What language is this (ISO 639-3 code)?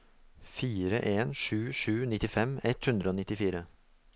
nor